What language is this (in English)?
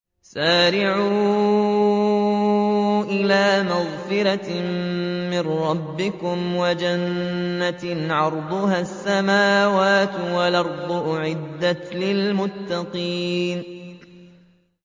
Arabic